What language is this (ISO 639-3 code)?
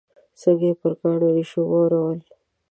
pus